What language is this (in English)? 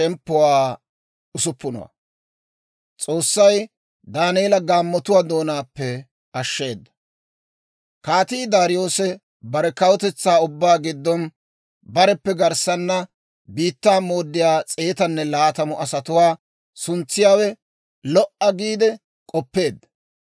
Dawro